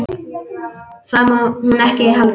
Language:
Icelandic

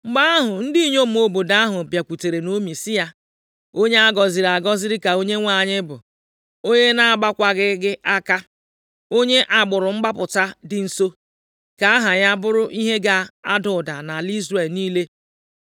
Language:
Igbo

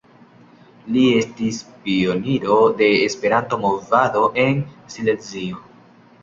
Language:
Esperanto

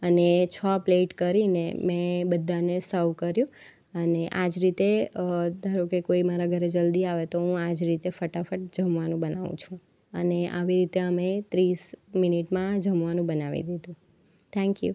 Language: Gujarati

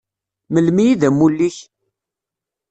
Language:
Kabyle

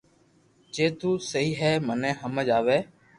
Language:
Loarki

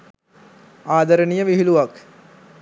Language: Sinhala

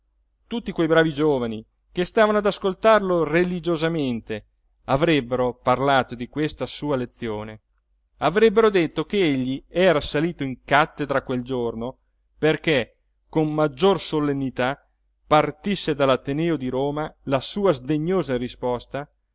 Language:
Italian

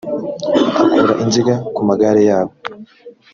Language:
Kinyarwanda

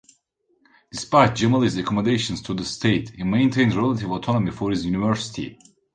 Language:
English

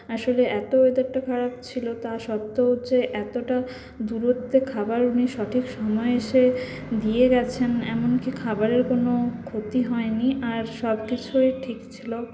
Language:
Bangla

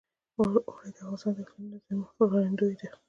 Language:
Pashto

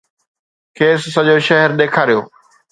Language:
Sindhi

